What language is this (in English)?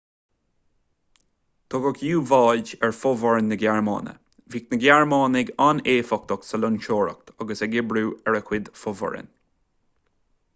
Irish